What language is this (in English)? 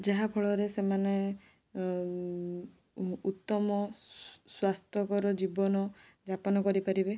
Odia